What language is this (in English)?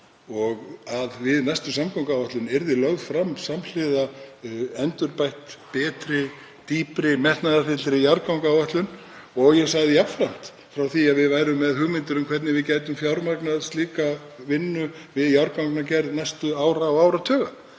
Icelandic